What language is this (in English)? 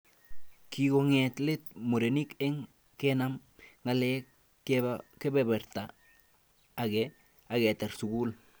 Kalenjin